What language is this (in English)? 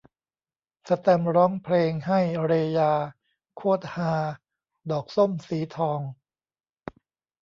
Thai